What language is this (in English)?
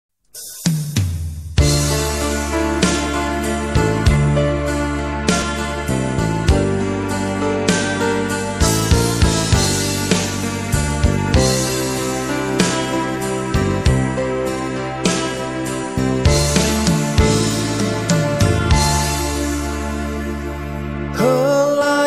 Indonesian